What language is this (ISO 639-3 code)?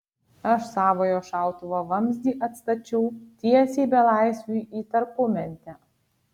lit